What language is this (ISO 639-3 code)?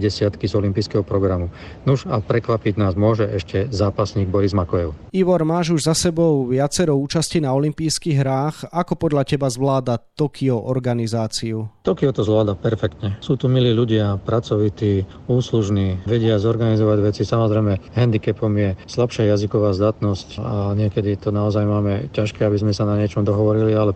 slk